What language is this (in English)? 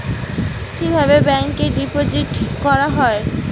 Bangla